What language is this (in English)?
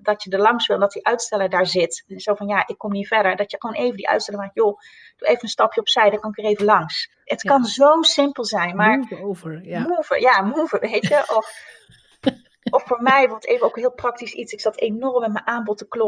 Dutch